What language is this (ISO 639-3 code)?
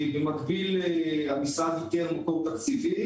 heb